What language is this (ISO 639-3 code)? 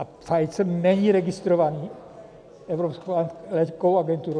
ces